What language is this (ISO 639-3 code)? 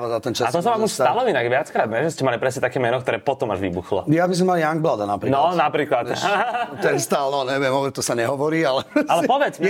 slk